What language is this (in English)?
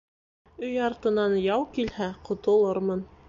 Bashkir